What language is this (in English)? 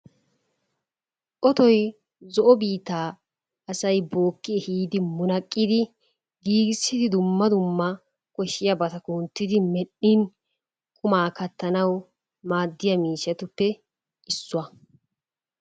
Wolaytta